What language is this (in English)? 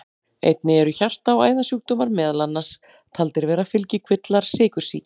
Icelandic